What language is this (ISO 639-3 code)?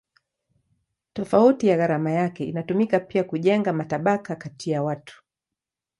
swa